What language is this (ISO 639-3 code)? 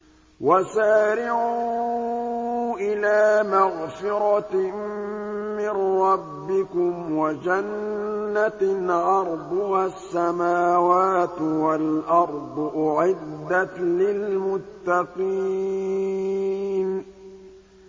ara